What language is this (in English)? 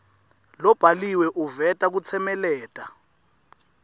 Swati